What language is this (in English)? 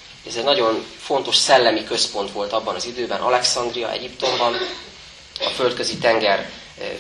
Hungarian